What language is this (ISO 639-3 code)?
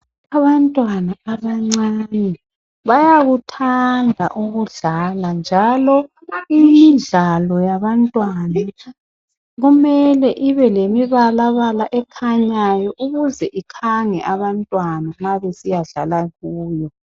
nde